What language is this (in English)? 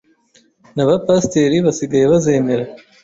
Kinyarwanda